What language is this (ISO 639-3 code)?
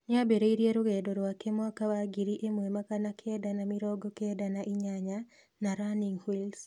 kik